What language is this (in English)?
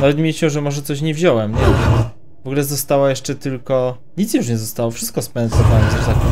Polish